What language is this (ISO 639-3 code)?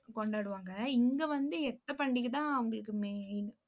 tam